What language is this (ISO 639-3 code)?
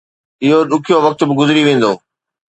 snd